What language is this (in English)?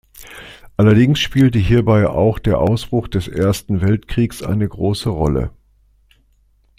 German